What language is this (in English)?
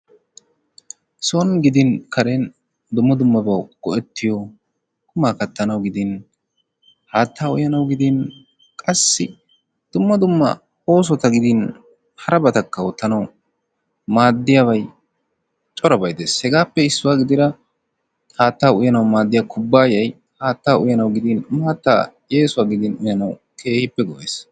Wolaytta